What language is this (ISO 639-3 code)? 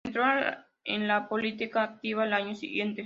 spa